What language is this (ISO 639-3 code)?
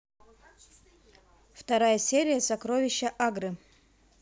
rus